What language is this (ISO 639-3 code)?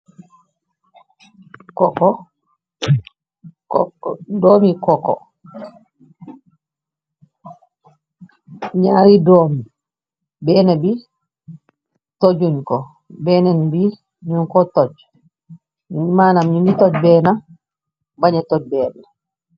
wol